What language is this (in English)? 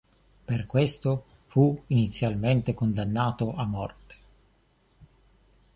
Italian